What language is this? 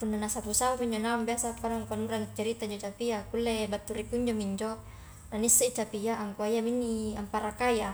Highland Konjo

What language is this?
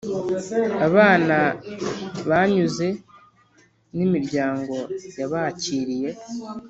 Kinyarwanda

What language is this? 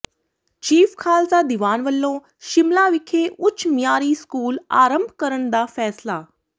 Punjabi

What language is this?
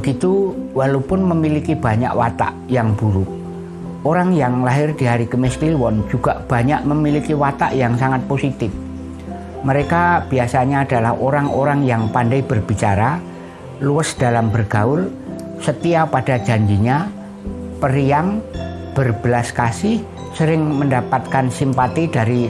Indonesian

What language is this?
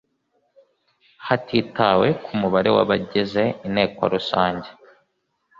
Kinyarwanda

